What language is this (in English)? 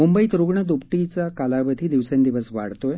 Marathi